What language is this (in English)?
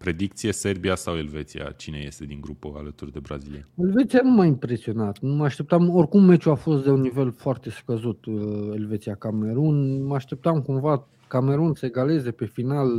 Romanian